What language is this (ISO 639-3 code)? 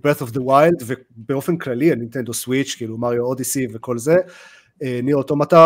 heb